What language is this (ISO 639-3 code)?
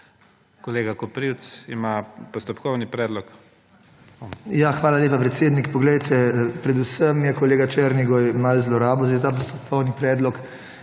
slv